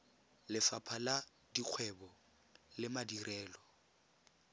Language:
Tswana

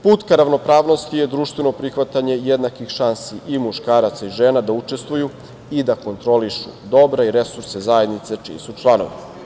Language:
Serbian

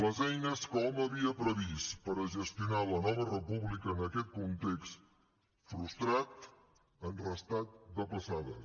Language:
Catalan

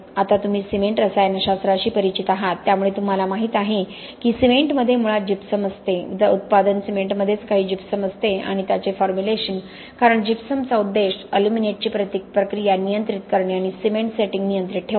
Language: Marathi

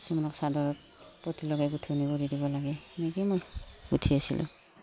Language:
Assamese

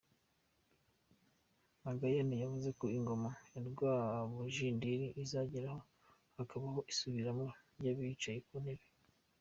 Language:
Kinyarwanda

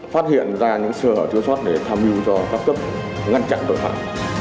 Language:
Vietnamese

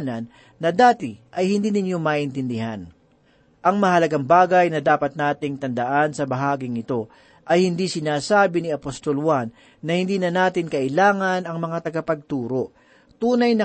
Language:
Filipino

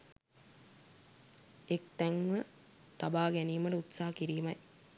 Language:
Sinhala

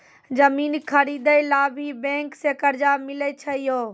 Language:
Maithili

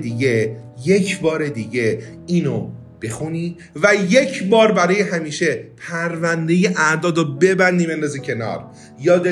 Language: Persian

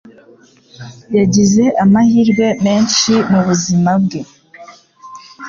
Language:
Kinyarwanda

